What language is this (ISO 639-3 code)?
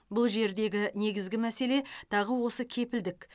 kaz